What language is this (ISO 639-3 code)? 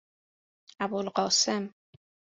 fas